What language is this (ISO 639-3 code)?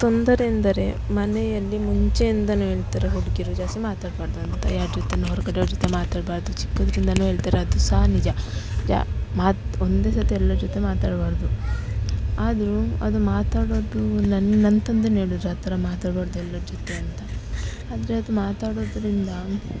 kan